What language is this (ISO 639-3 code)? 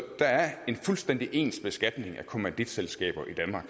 dan